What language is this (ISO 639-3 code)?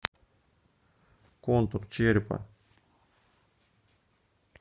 rus